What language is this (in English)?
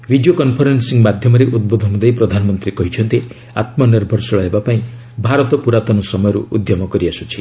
Odia